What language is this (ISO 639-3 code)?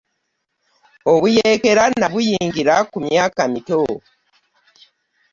lug